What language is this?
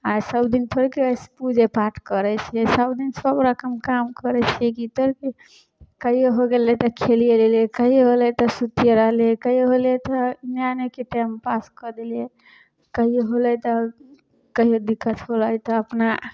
Maithili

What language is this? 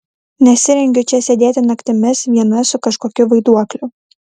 Lithuanian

